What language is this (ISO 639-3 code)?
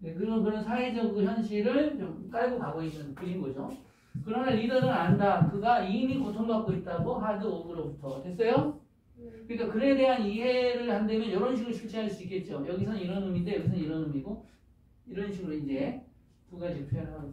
kor